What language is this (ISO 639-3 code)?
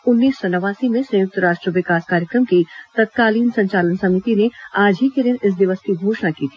hin